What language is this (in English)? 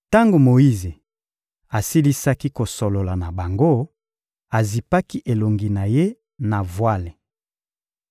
Lingala